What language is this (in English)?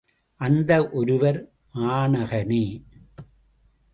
Tamil